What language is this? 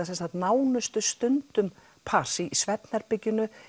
Icelandic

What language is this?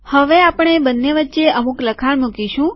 Gujarati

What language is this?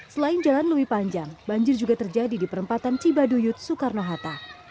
Indonesian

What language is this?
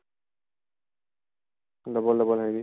Assamese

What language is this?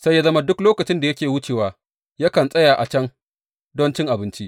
Hausa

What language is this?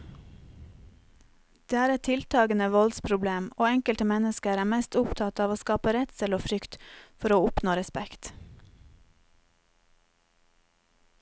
Norwegian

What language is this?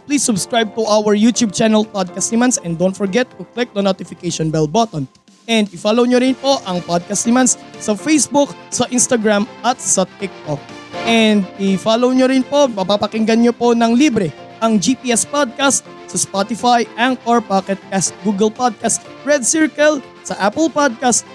Filipino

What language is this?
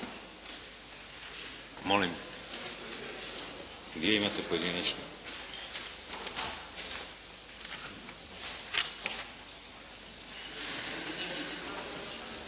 Croatian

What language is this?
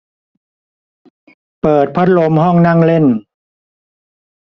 Thai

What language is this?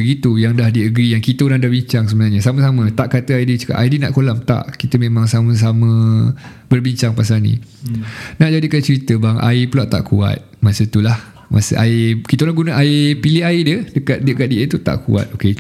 Malay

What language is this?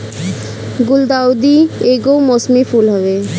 Bhojpuri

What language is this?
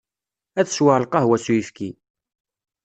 Kabyle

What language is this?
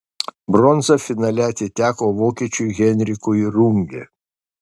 Lithuanian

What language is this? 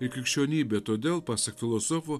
Lithuanian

